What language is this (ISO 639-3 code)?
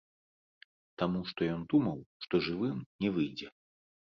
bel